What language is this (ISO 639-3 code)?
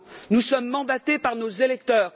fra